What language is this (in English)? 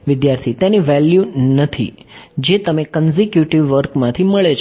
Gujarati